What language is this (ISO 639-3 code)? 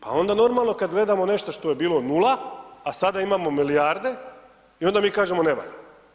hrv